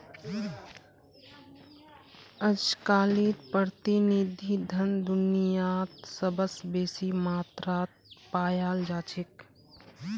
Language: Magahi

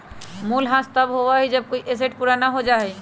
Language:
Magahi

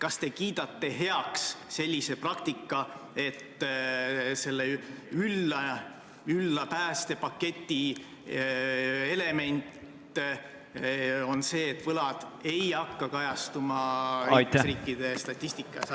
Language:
Estonian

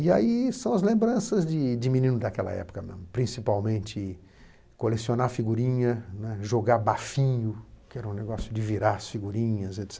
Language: Portuguese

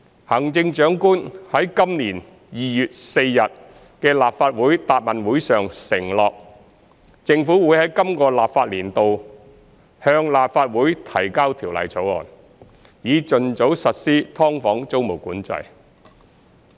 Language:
Cantonese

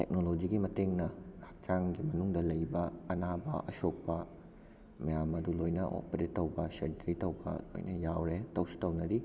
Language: Manipuri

